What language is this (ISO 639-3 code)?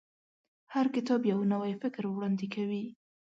pus